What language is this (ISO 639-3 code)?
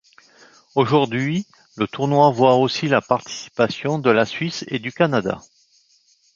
fra